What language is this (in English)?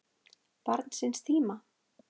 Icelandic